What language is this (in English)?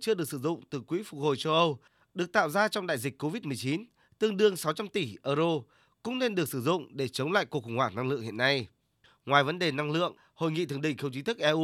Vietnamese